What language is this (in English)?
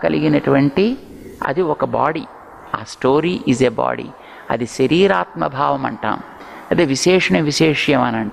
Hindi